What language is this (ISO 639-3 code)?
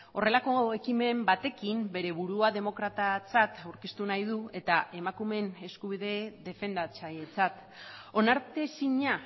eus